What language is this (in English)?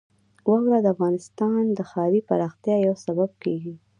Pashto